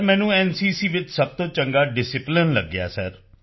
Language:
Punjabi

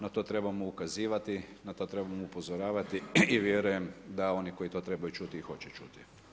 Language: Croatian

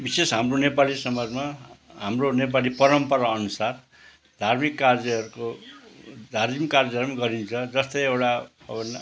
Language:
Nepali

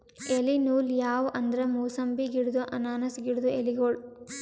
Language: Kannada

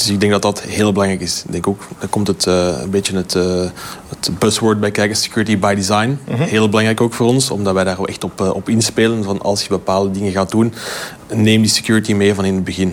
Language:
Dutch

